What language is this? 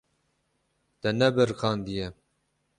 Kurdish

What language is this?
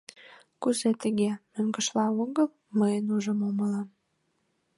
Mari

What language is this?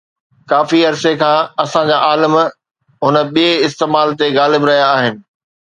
Sindhi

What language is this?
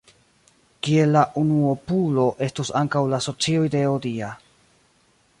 Esperanto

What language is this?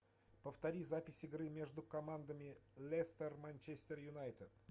Russian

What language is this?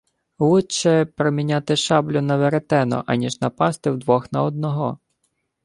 Ukrainian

